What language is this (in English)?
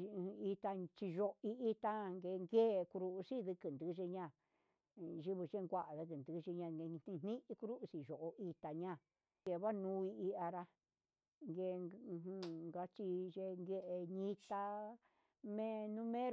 Huitepec Mixtec